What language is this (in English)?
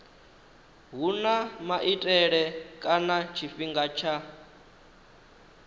Venda